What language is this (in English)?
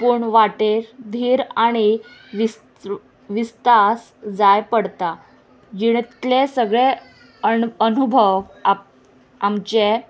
Konkani